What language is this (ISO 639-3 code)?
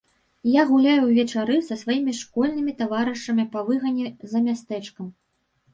bel